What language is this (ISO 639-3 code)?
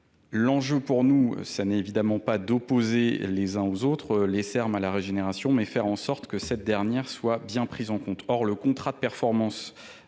fra